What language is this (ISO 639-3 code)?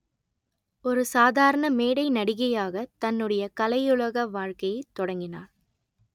tam